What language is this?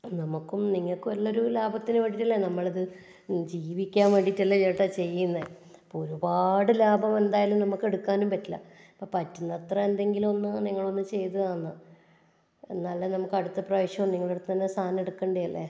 Malayalam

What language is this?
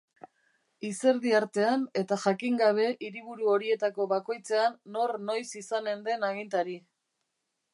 Basque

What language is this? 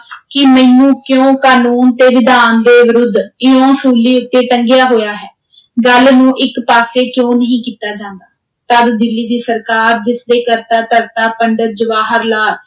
Punjabi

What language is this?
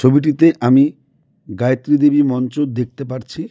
Bangla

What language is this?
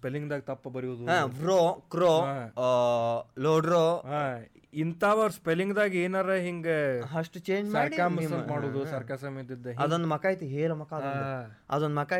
Kannada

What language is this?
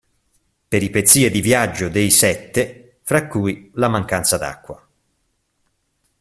Italian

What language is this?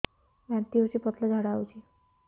Odia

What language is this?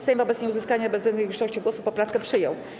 Polish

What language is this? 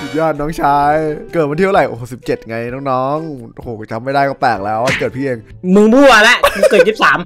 Thai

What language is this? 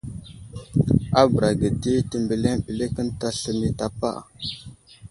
Wuzlam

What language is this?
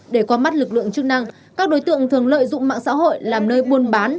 Vietnamese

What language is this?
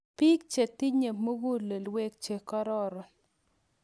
Kalenjin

